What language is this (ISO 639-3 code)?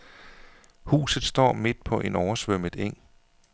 dan